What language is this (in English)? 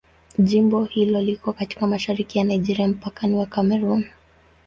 Swahili